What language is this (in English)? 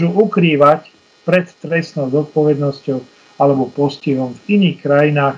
Slovak